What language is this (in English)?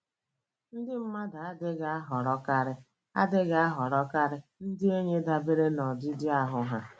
Igbo